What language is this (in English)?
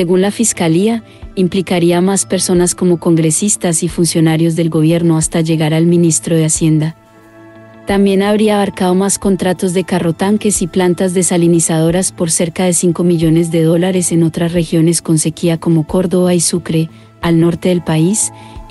Spanish